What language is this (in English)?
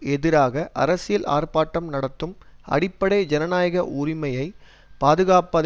Tamil